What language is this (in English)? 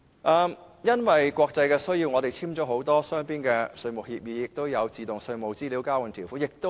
Cantonese